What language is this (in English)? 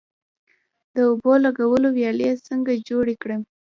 Pashto